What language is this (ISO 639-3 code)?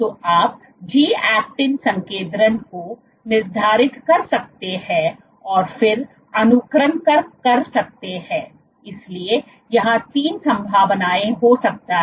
hin